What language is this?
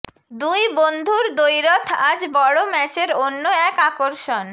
Bangla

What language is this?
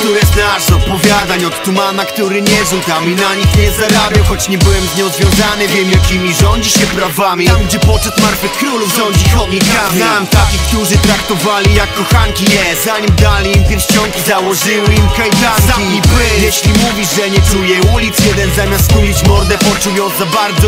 Polish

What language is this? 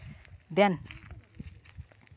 Santali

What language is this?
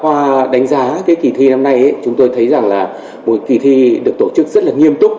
Vietnamese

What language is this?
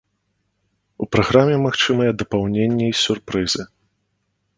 Belarusian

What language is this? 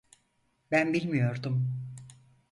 Turkish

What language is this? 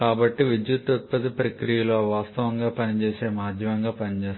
Telugu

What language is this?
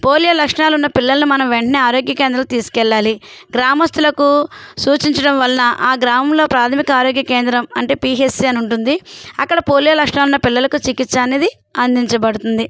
Telugu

